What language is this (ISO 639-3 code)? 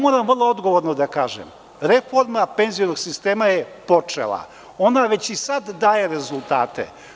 srp